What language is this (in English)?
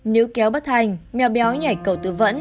Vietnamese